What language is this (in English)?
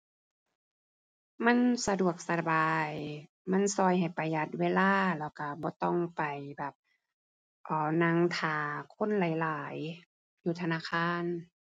Thai